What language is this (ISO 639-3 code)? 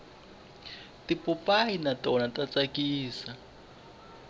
tso